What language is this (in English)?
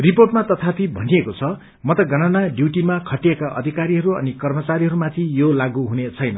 Nepali